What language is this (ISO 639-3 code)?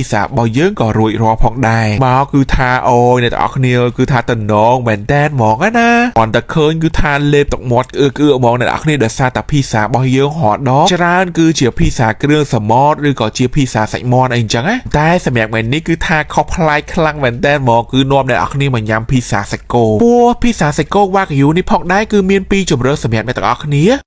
tha